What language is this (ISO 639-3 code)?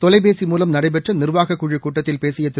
tam